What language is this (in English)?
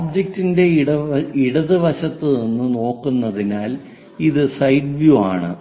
Malayalam